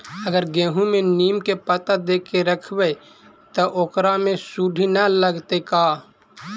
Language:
Magahi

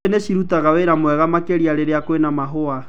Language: Kikuyu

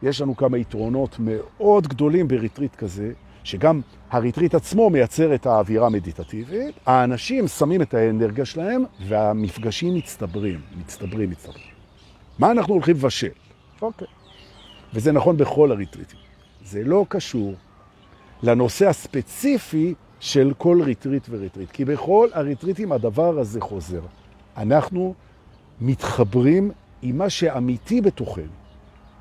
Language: Hebrew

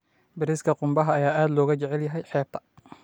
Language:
Somali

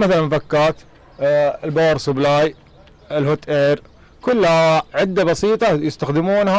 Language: Arabic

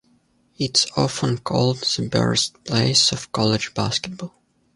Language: English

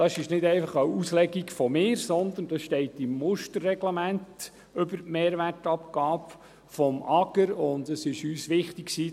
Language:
Swiss German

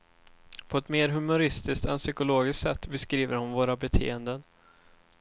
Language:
Swedish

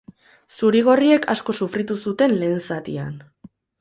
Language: Basque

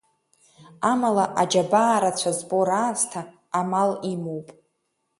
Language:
Abkhazian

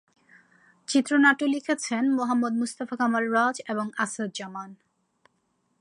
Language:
Bangla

